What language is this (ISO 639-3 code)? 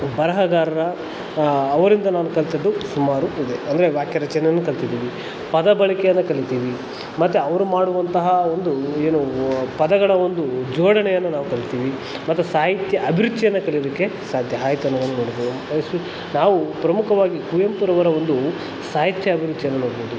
kan